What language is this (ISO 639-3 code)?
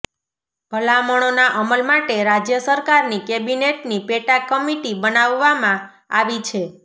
guj